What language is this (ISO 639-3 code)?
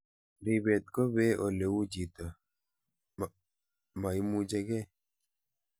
kln